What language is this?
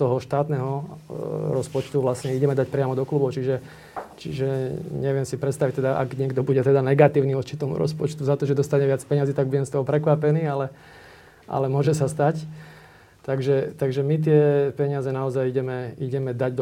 Slovak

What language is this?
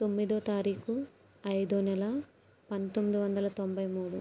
Telugu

